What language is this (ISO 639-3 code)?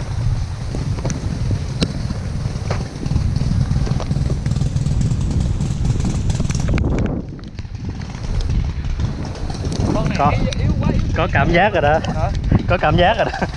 vie